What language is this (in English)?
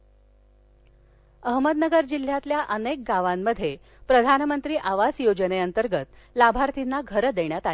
Marathi